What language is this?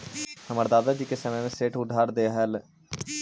Magahi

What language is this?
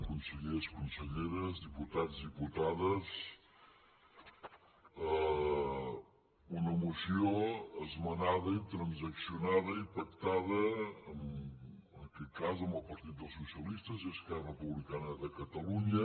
Catalan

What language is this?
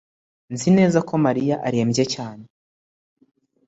Kinyarwanda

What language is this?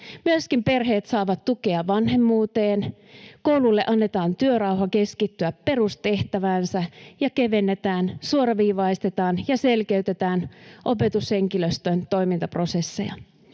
Finnish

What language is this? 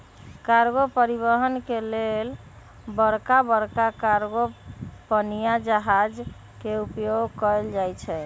Magahi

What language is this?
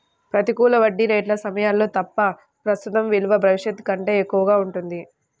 Telugu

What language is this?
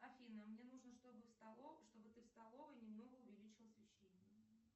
Russian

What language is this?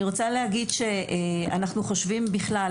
Hebrew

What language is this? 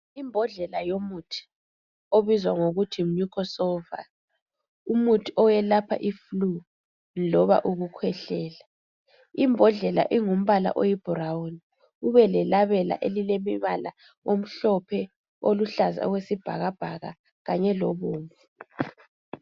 North Ndebele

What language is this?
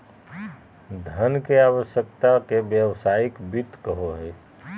Magahi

